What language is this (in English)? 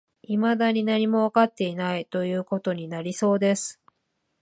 Japanese